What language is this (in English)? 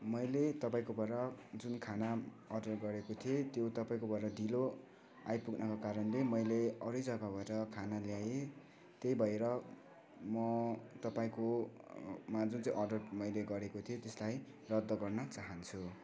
Nepali